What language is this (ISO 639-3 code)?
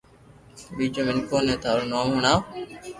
lrk